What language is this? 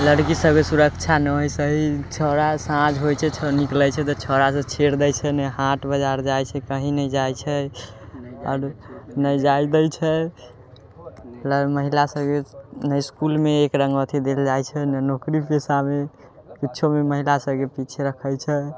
Maithili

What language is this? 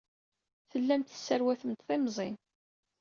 Kabyle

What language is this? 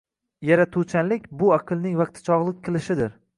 Uzbek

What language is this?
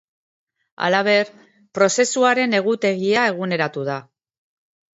Basque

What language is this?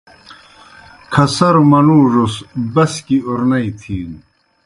Kohistani Shina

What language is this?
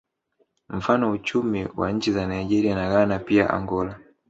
Swahili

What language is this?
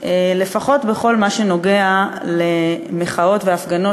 Hebrew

